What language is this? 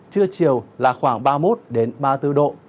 Vietnamese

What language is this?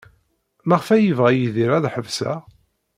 Kabyle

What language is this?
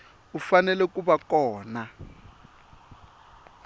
Tsonga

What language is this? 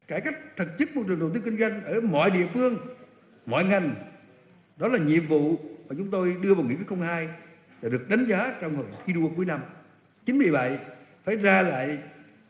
Vietnamese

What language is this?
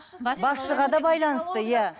Kazakh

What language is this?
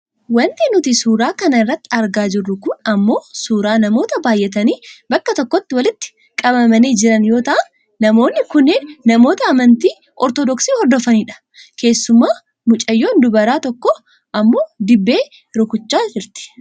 Oromo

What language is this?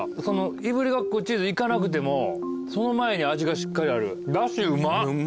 Japanese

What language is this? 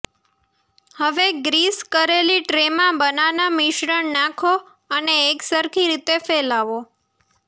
Gujarati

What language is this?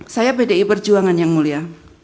Indonesian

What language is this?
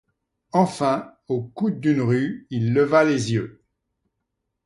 French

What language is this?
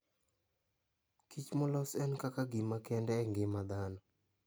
Luo (Kenya and Tanzania)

